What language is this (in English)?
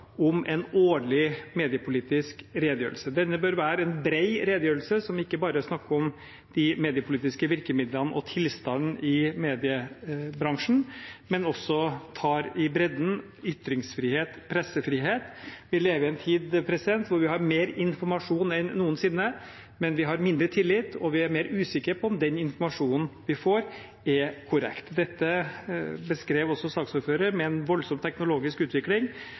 Norwegian Bokmål